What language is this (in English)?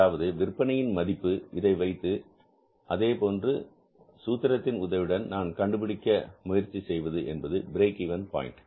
Tamil